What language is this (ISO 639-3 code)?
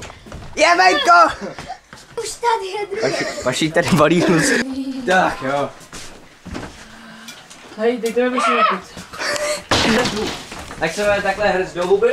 ces